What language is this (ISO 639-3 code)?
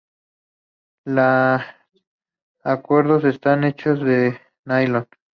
spa